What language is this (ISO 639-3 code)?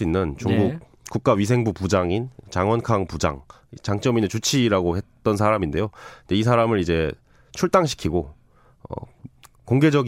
kor